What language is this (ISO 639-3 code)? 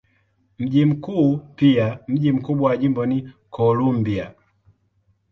swa